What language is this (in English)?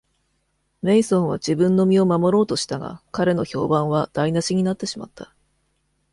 Japanese